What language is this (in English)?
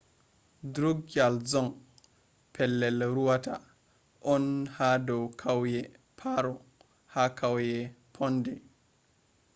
Fula